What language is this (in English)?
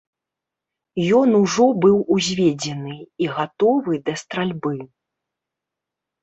Belarusian